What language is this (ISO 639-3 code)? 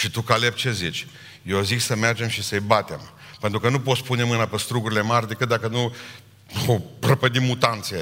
ron